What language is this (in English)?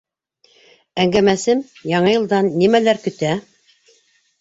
Bashkir